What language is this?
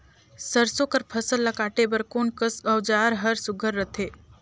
Chhattisgarhi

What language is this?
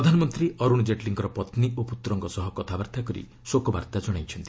Odia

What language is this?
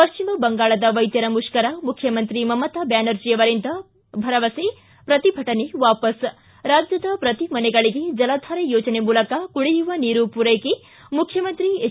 Kannada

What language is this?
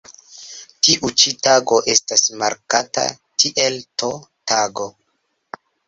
Esperanto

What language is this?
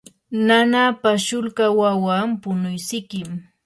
Yanahuanca Pasco Quechua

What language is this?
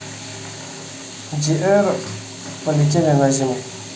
Russian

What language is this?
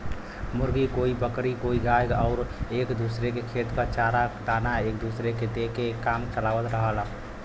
Bhojpuri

